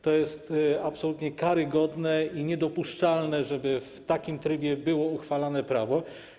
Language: Polish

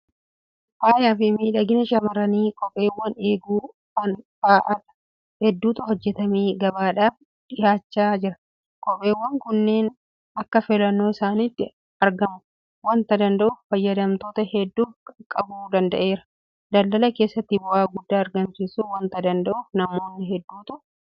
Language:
Oromo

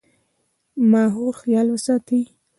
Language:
Pashto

